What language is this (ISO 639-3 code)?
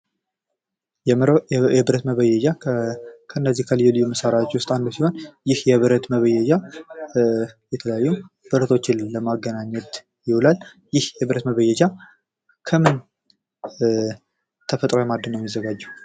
amh